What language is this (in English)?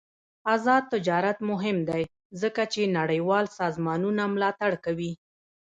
Pashto